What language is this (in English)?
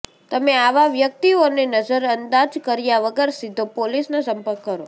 Gujarati